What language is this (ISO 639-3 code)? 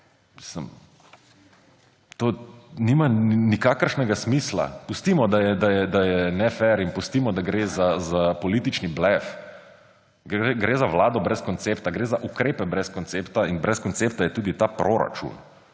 slv